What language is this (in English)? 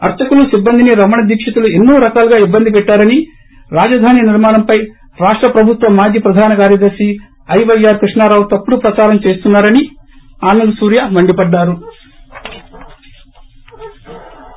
Telugu